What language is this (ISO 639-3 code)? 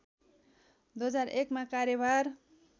nep